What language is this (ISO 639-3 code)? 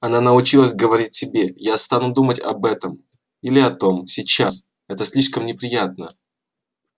rus